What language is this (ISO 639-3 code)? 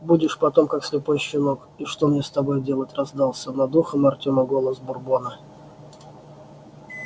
rus